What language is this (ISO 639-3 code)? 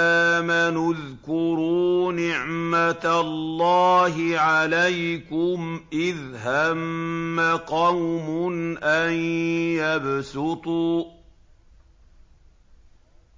ara